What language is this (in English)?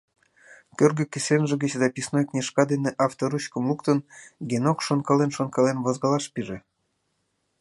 Mari